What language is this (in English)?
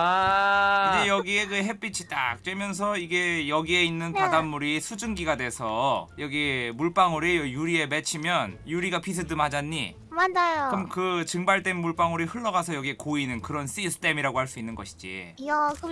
Korean